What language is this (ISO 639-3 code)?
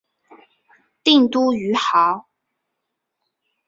zho